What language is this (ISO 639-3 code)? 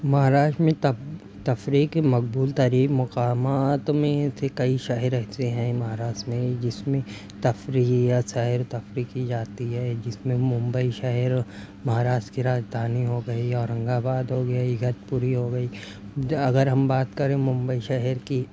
urd